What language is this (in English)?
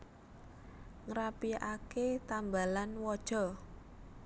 Javanese